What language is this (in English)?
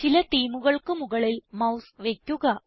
Malayalam